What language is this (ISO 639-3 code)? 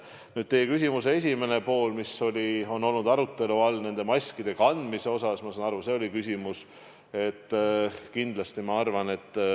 est